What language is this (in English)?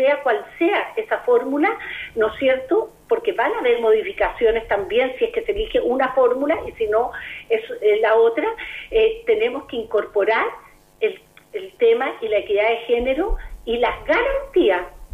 Spanish